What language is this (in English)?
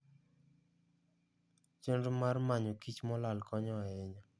Luo (Kenya and Tanzania)